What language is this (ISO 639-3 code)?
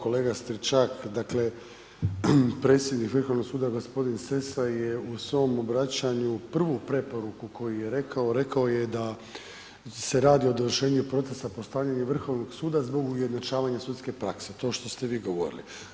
hrv